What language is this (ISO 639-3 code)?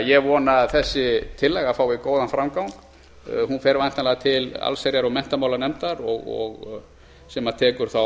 isl